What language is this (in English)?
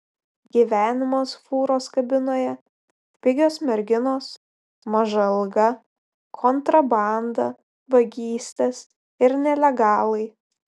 Lithuanian